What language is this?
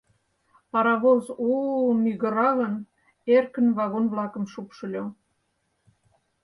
Mari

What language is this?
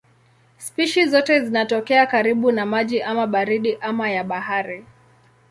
Swahili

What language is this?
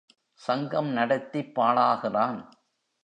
Tamil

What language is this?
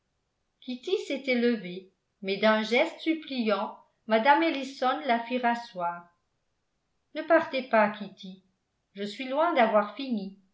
French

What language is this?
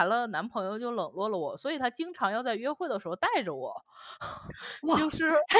Chinese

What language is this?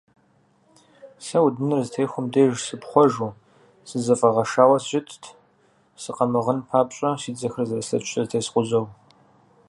Kabardian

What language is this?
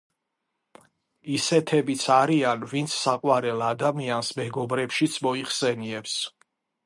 Georgian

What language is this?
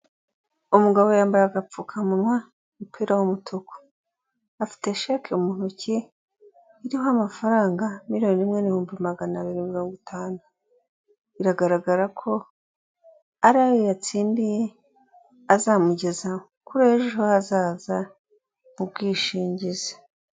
Kinyarwanda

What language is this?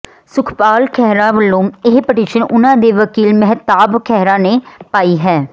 Punjabi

